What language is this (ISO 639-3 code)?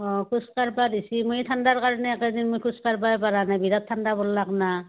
asm